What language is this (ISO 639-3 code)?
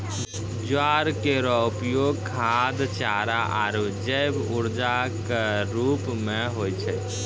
mai